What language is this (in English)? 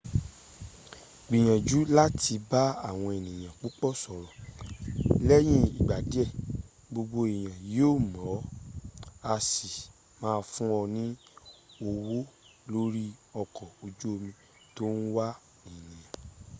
Yoruba